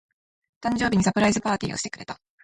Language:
Japanese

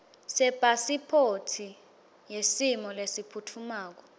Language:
Swati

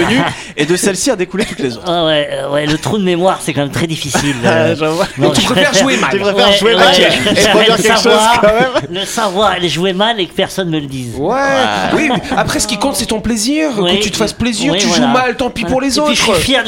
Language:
French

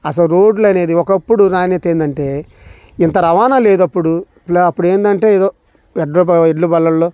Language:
Telugu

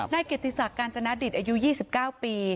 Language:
Thai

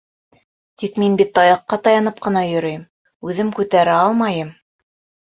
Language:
Bashkir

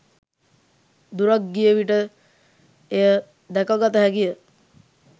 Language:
Sinhala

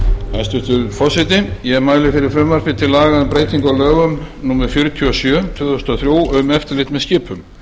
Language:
Icelandic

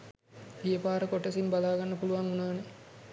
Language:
Sinhala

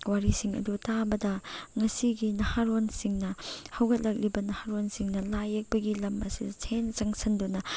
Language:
Manipuri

